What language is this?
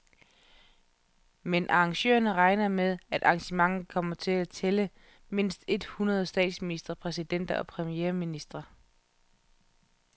Danish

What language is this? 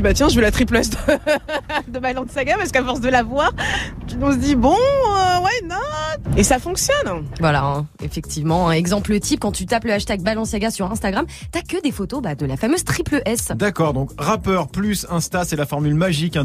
French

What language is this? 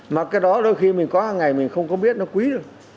Vietnamese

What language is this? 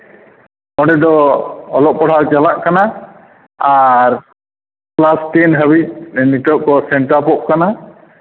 Santali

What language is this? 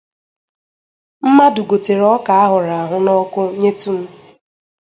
Igbo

